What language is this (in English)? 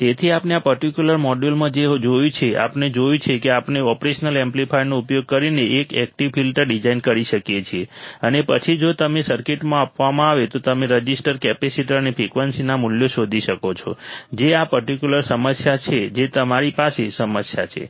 Gujarati